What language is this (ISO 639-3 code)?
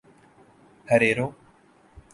urd